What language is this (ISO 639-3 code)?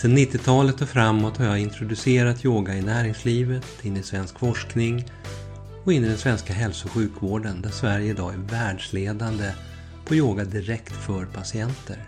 swe